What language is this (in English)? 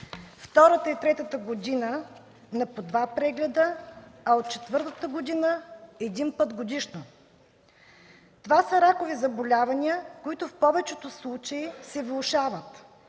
Bulgarian